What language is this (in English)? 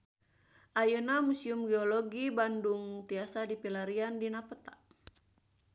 Sundanese